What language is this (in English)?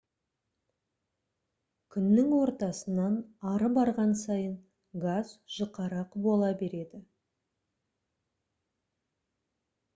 Kazakh